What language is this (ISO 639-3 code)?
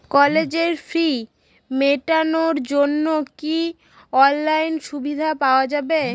ben